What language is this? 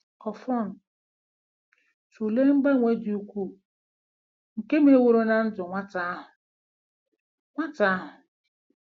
Igbo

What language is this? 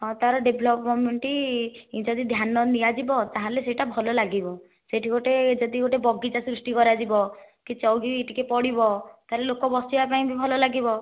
Odia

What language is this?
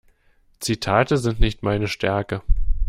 German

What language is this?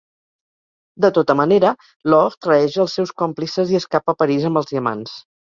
Catalan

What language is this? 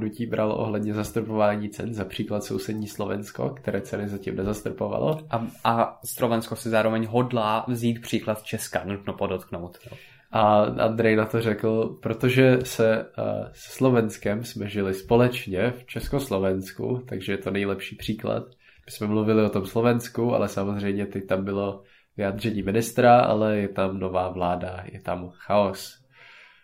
Czech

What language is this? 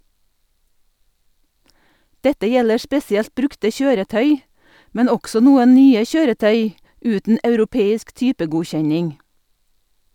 Norwegian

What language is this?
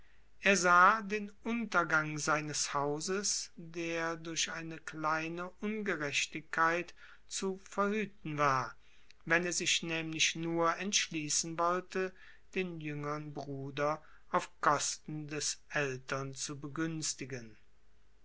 German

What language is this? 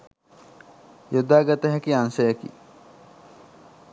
Sinhala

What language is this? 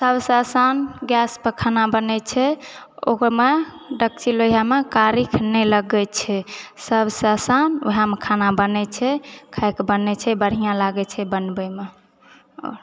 Maithili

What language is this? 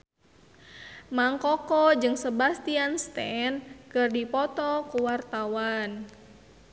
Sundanese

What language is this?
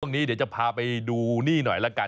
Thai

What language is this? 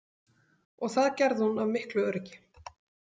Icelandic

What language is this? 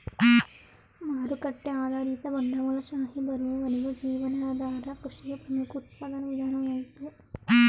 Kannada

